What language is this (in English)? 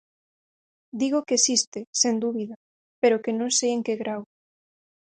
Galician